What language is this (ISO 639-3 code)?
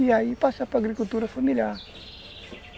por